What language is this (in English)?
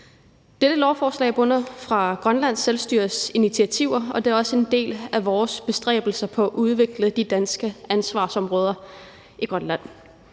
Danish